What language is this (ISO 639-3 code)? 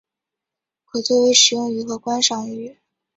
zho